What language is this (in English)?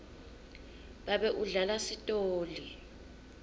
Swati